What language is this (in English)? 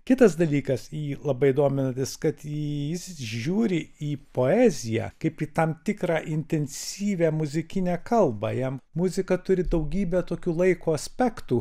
Lithuanian